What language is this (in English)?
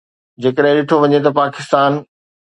Sindhi